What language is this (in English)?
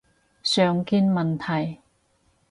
Cantonese